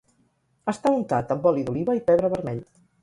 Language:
Catalan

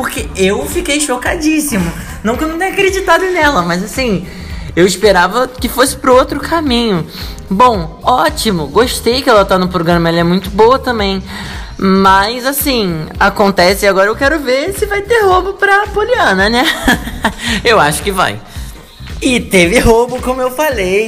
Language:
Portuguese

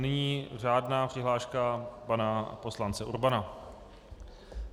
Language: Czech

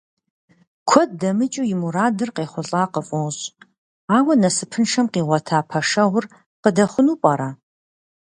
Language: Kabardian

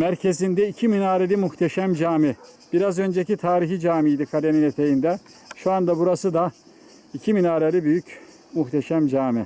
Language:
Turkish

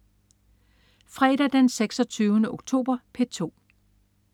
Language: Danish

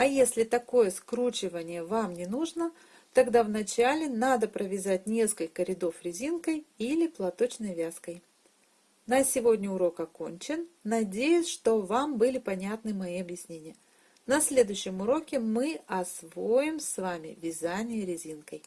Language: Russian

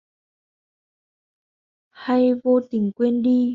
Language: Vietnamese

